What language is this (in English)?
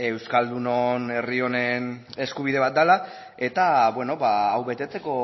Basque